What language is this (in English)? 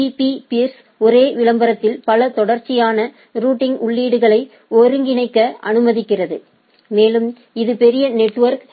Tamil